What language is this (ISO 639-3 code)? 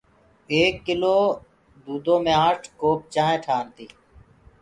ggg